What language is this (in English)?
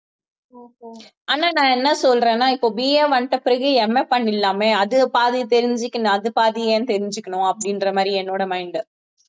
Tamil